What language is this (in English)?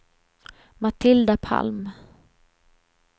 Swedish